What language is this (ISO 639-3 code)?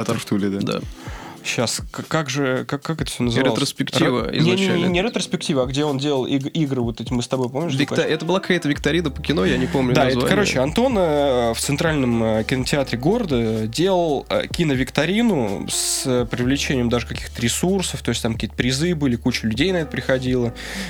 rus